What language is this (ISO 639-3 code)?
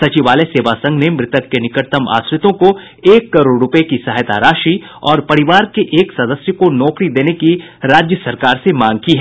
hin